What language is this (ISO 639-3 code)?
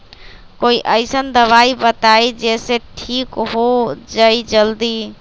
mag